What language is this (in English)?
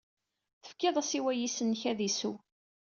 Kabyle